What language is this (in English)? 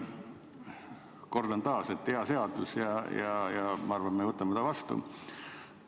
Estonian